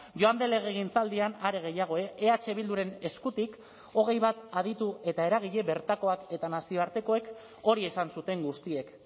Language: Basque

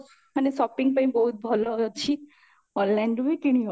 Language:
Odia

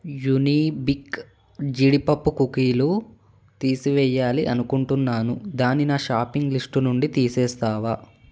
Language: Telugu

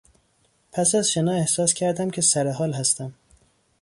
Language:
Persian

